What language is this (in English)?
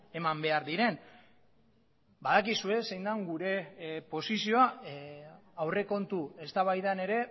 Basque